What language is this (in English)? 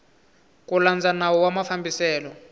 Tsonga